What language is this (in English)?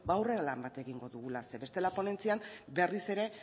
Basque